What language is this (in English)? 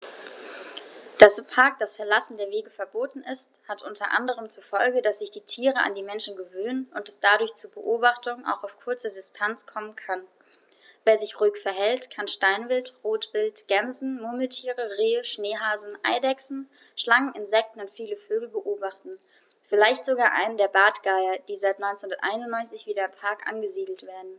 German